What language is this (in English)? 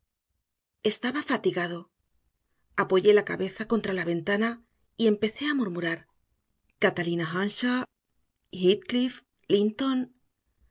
Spanish